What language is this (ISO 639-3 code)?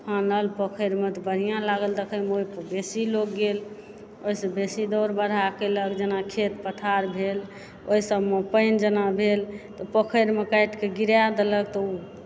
mai